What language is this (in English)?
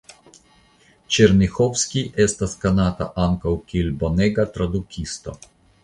Esperanto